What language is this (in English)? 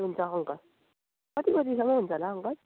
Nepali